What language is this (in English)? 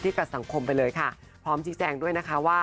Thai